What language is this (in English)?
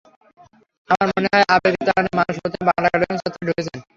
Bangla